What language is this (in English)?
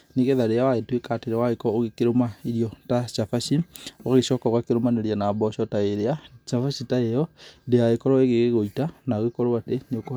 Kikuyu